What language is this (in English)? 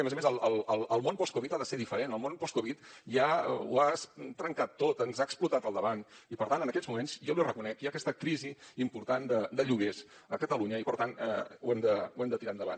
Catalan